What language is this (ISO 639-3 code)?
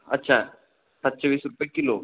mar